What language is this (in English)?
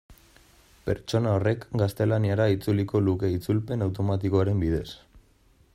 Basque